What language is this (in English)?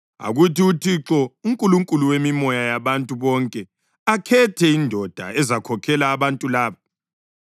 North Ndebele